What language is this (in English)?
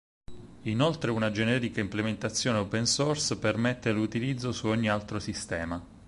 Italian